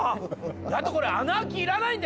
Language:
Japanese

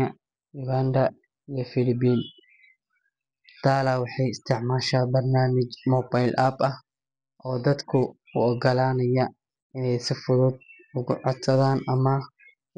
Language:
Somali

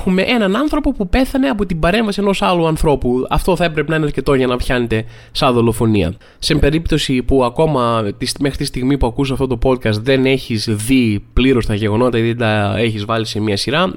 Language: Greek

